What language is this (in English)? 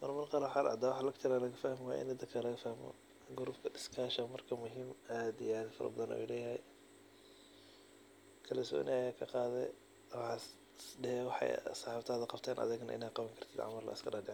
Somali